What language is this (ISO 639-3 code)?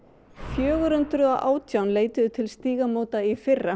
isl